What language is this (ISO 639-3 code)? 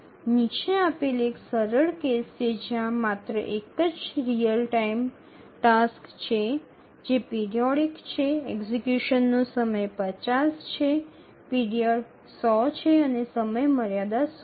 guj